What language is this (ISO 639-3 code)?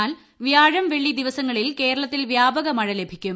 mal